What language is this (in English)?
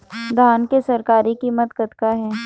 Chhattisgarhi